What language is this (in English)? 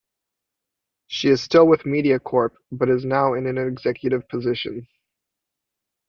English